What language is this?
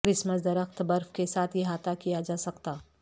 Urdu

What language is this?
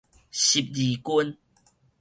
Min Nan Chinese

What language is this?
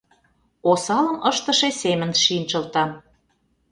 Mari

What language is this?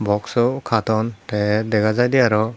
Chakma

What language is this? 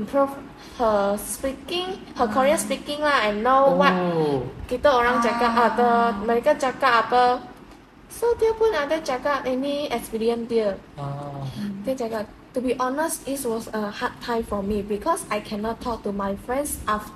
Malay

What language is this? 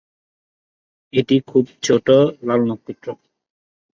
Bangla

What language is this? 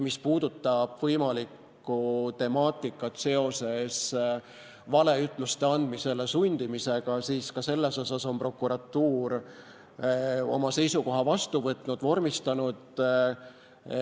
Estonian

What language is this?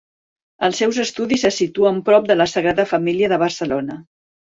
Catalan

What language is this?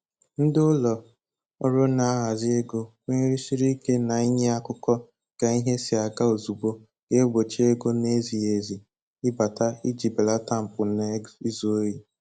Igbo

